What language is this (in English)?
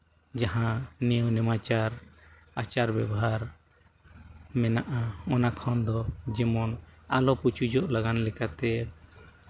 Santali